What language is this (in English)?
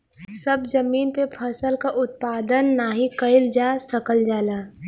Bhojpuri